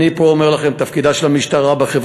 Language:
Hebrew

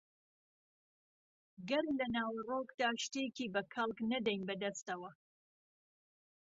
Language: Central Kurdish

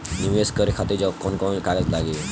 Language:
Bhojpuri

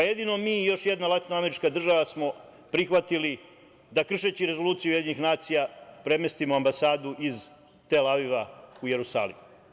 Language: Serbian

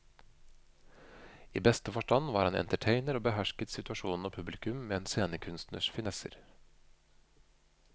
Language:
Norwegian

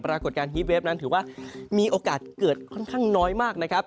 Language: Thai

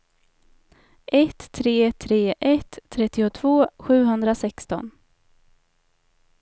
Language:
Swedish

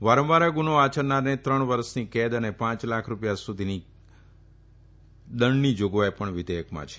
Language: Gujarati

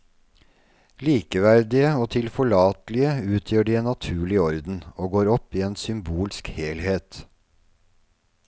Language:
Norwegian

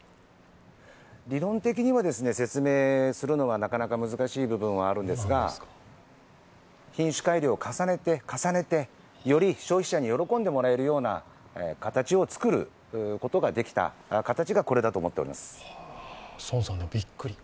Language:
Japanese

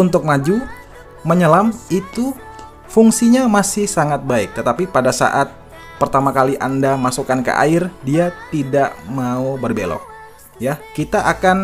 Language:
Indonesian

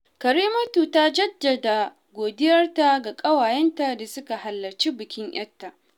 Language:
Hausa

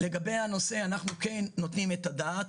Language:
Hebrew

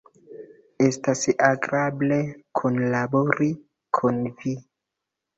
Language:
Esperanto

